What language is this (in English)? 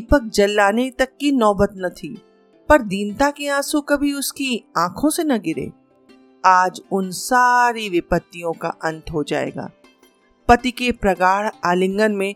Hindi